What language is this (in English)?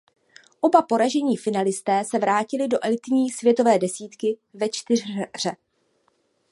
Czech